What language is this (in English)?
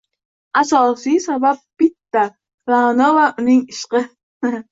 Uzbek